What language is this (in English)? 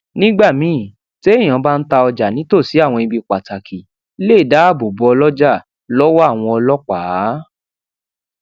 Yoruba